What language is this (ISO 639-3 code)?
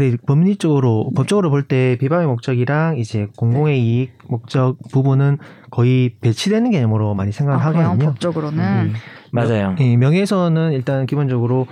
kor